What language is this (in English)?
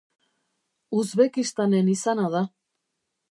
Basque